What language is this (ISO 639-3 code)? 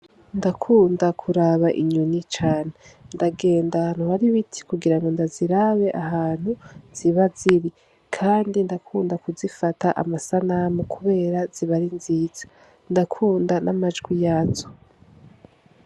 run